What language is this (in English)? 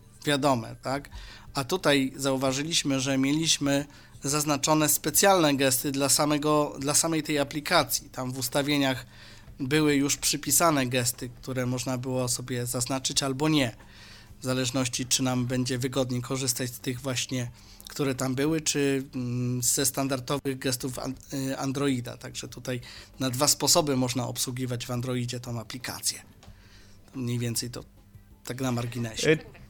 Polish